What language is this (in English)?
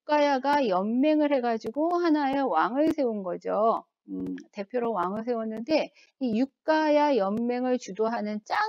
Korean